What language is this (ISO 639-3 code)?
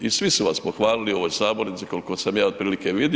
hrv